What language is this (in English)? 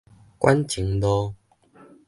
Min Nan Chinese